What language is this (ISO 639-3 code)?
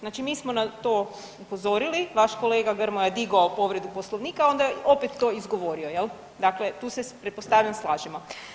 hrv